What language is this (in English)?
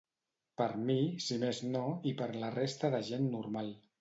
Catalan